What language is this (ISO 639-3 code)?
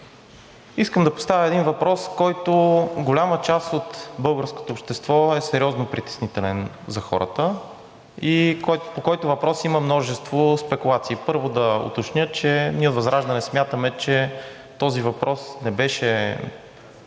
bul